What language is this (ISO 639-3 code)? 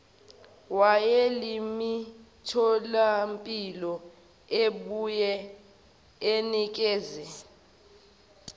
zul